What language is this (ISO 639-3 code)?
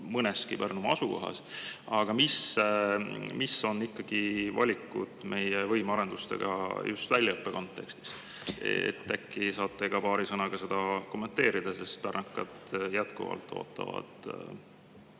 est